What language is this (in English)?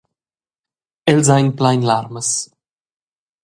Romansh